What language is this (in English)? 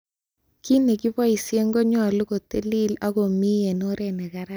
Kalenjin